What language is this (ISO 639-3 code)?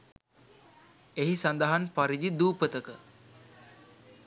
sin